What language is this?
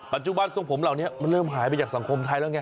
Thai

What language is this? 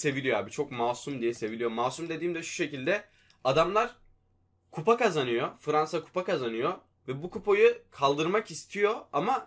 Turkish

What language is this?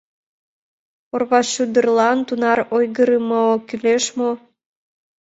Mari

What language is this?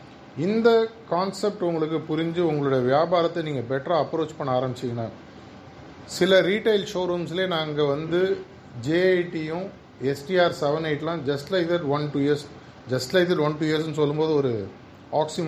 Tamil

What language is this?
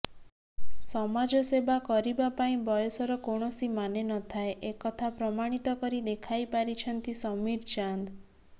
Odia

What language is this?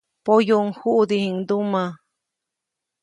Copainalá Zoque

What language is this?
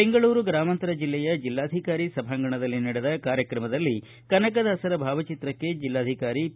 Kannada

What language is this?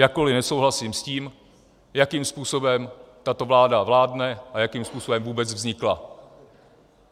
Czech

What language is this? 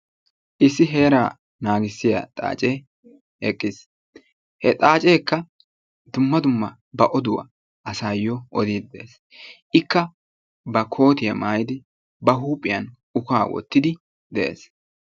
Wolaytta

